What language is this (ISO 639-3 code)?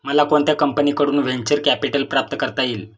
mar